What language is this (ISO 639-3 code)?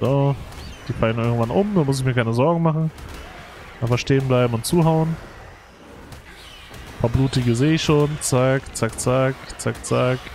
deu